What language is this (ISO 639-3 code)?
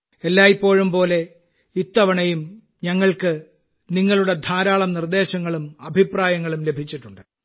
mal